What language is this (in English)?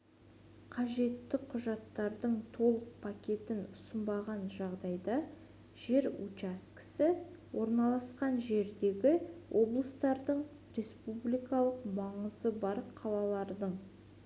Kazakh